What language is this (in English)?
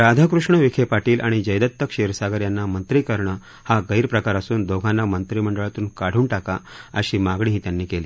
Marathi